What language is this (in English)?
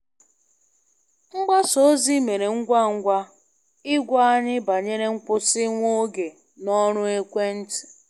Igbo